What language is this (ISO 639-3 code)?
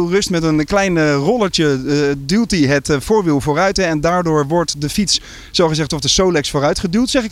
nld